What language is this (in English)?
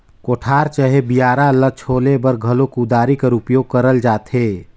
Chhattisgarhi